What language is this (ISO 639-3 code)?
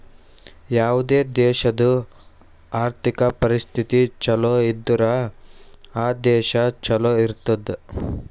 kan